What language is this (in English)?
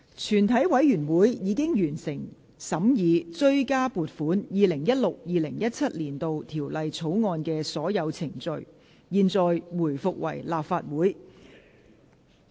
Cantonese